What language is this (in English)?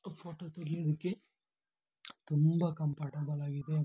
Kannada